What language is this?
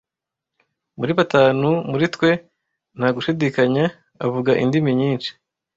Kinyarwanda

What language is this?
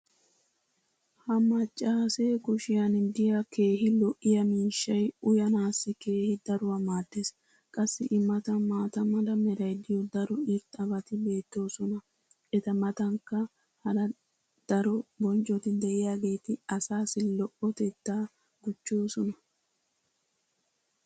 Wolaytta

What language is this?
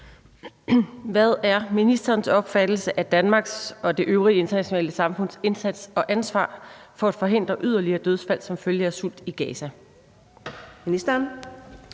Danish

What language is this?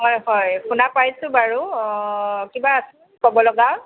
Assamese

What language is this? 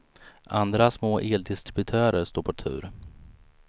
Swedish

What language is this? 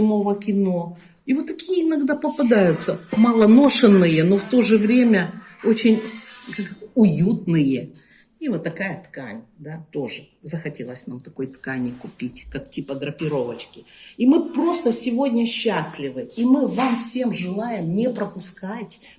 Russian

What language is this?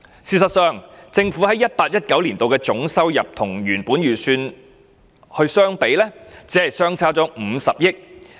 Cantonese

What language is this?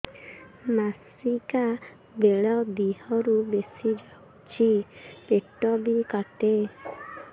Odia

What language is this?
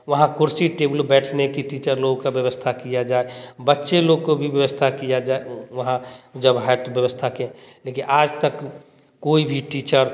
Hindi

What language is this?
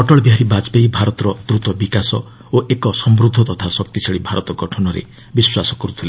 Odia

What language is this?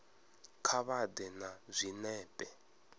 Venda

